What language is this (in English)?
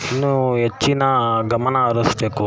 Kannada